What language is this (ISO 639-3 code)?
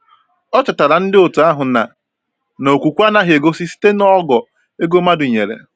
ibo